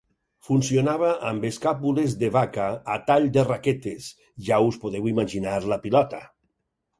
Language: Catalan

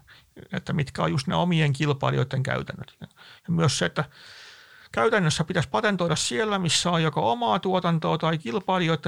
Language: Finnish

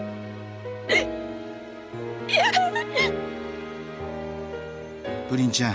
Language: Japanese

